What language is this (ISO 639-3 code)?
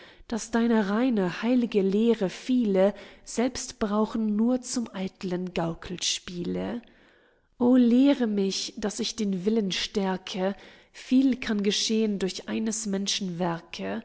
deu